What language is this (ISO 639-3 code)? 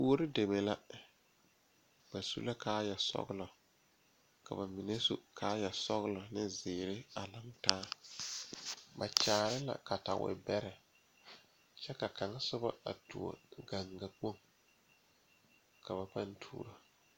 dga